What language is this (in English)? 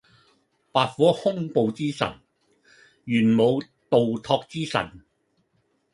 Cantonese